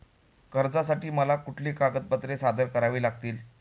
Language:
Marathi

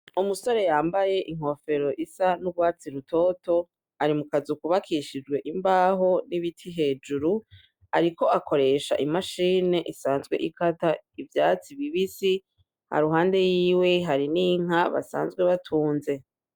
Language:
Rundi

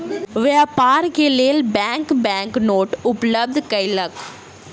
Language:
Maithili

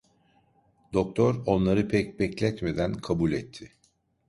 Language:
Turkish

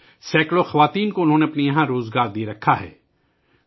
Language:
Urdu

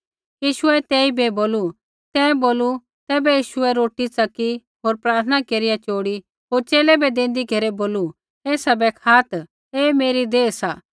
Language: Kullu Pahari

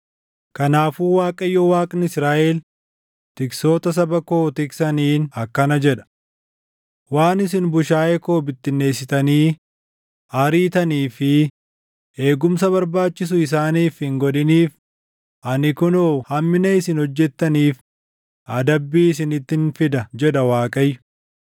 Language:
Oromo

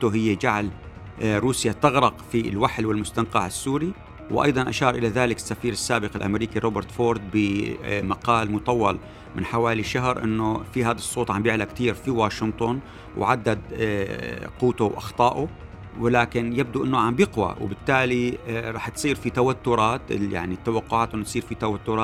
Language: Arabic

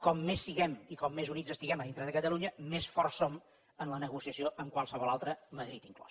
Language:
Catalan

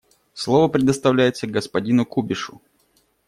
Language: Russian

